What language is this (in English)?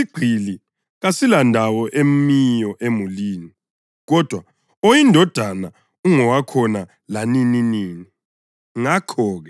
North Ndebele